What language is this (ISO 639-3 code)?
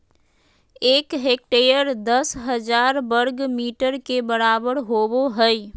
mag